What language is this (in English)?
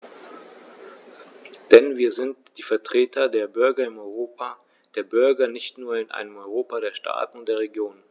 German